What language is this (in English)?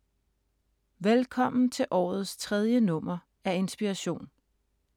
Danish